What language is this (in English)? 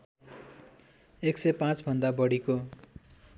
Nepali